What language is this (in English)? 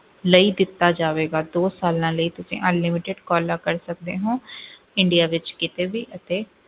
Punjabi